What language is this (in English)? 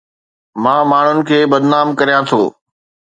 Sindhi